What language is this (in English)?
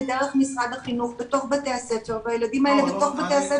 Hebrew